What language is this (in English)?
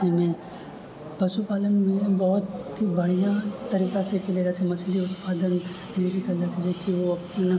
Maithili